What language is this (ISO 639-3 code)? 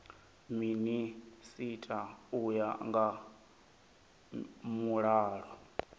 ven